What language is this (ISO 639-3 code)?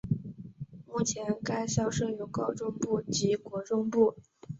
zho